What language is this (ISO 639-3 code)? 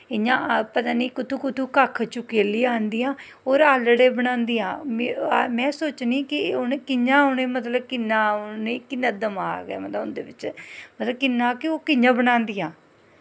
doi